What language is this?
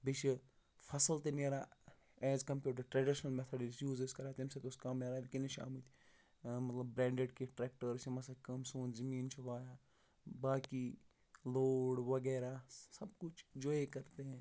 Kashmiri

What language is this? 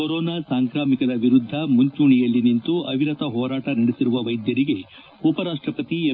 Kannada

